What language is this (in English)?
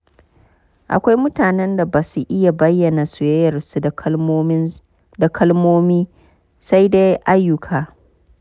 Hausa